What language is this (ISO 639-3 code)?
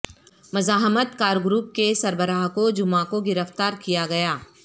urd